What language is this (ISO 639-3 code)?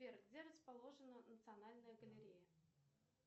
rus